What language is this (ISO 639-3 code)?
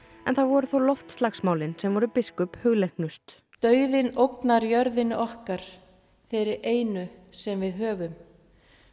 isl